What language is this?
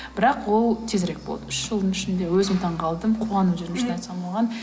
Kazakh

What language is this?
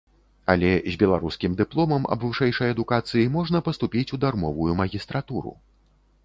Belarusian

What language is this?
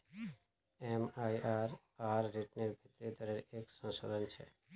Magahi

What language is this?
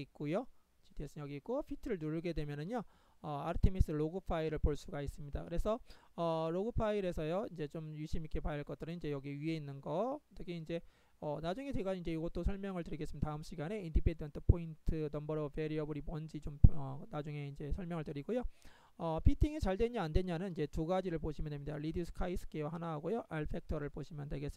Korean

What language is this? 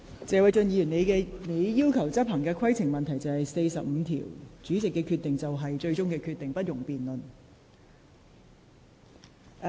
Cantonese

